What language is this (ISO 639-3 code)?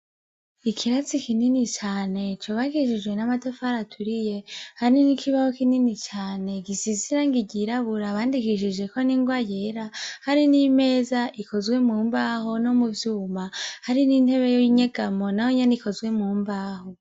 run